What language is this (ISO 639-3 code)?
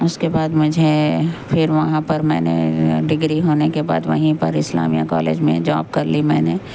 urd